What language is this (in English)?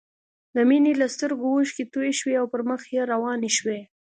Pashto